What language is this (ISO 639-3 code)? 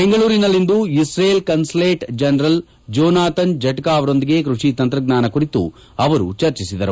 kan